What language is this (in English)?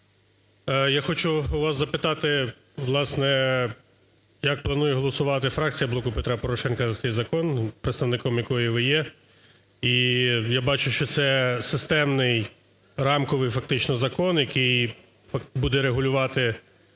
Ukrainian